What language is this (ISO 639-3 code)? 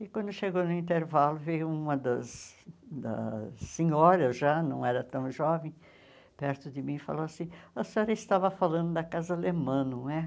por